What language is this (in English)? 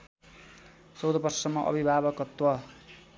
Nepali